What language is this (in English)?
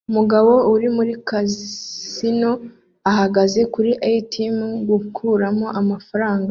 Kinyarwanda